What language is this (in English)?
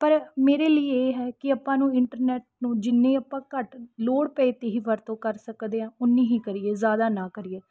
Punjabi